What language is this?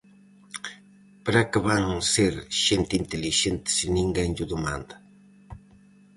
Galician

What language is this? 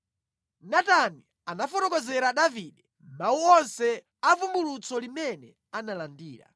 Nyanja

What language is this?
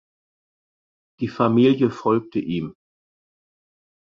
German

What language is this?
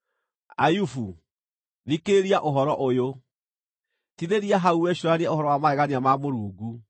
Kikuyu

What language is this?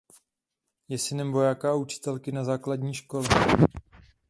Czech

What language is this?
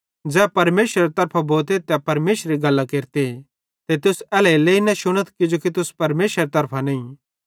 Bhadrawahi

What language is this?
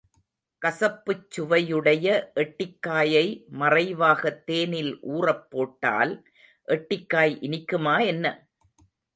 Tamil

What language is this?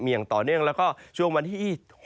Thai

